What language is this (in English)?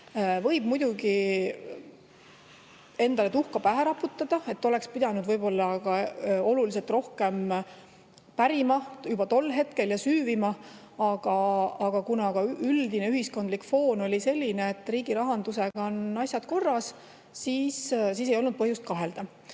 Estonian